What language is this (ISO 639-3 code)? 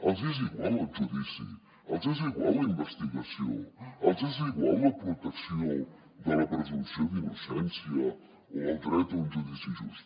cat